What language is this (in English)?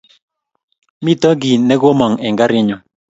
Kalenjin